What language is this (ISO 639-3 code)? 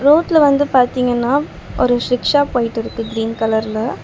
tam